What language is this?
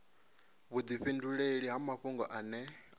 Venda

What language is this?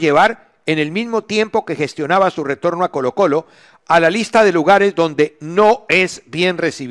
Spanish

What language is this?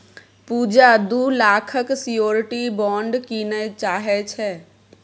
Maithili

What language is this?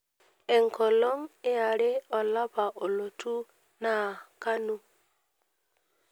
Masai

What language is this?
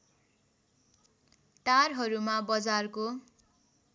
Nepali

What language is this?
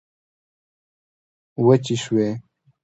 Pashto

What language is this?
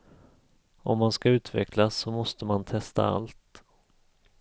Swedish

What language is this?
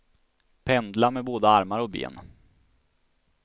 Swedish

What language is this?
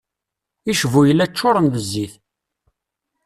Kabyle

